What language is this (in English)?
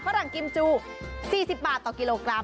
Thai